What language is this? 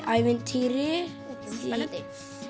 Icelandic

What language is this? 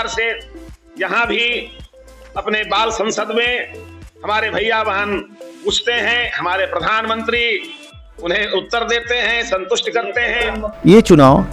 Hindi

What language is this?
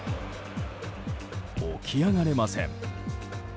Japanese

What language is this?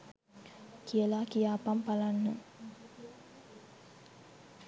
Sinhala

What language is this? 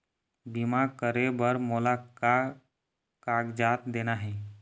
Chhattisgarhi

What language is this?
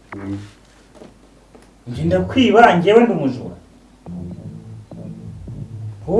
Spanish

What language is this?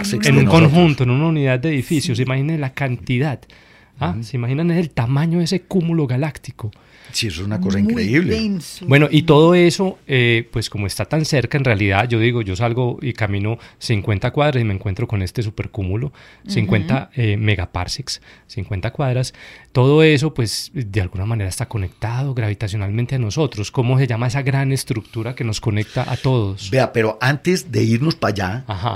Spanish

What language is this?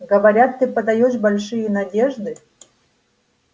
Russian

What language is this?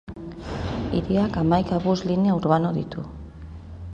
Basque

